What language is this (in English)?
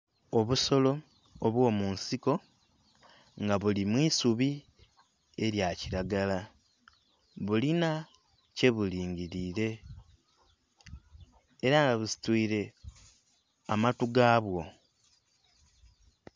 Soga